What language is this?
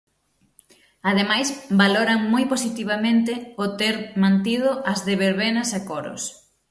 Galician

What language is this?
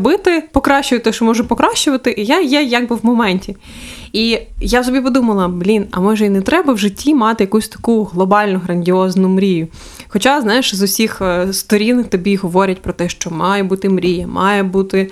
Ukrainian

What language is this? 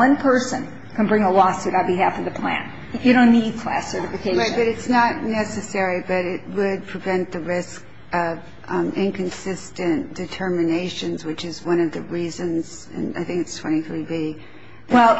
English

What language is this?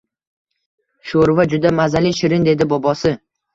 Uzbek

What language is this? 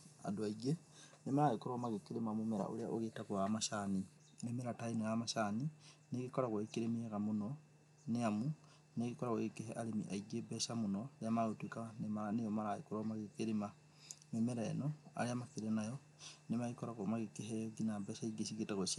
Kikuyu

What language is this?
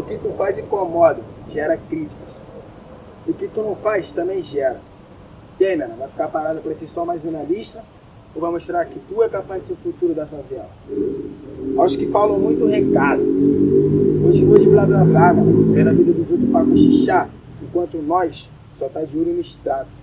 Portuguese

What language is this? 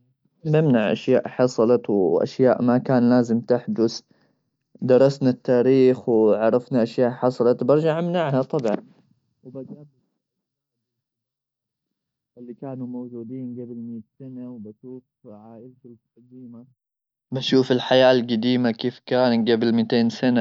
Gulf Arabic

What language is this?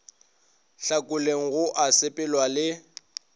Northern Sotho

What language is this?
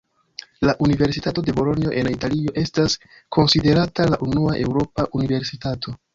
Esperanto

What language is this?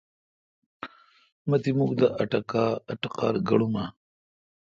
Kalkoti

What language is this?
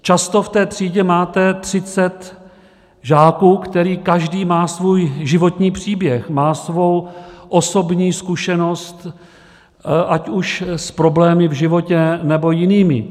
Czech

